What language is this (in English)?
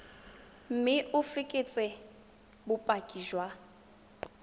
Tswana